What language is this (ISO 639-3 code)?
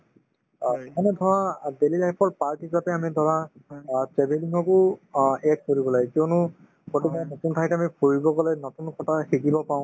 asm